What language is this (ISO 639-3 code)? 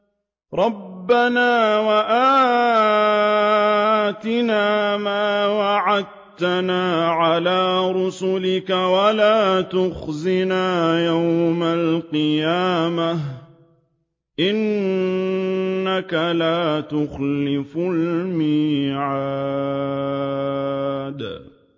ara